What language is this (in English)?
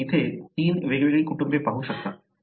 Marathi